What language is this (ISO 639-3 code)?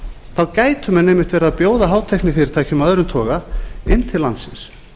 isl